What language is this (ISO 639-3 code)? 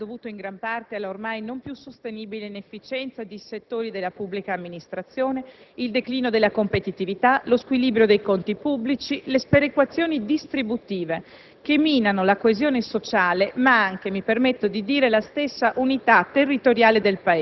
ita